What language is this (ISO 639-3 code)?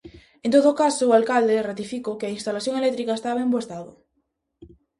glg